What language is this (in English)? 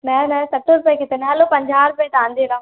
Sindhi